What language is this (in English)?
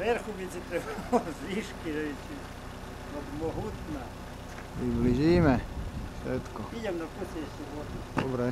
Czech